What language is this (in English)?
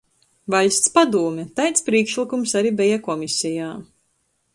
Latgalian